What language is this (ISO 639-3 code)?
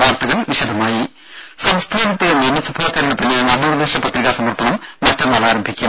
mal